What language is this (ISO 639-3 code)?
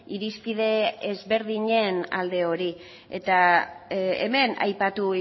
eus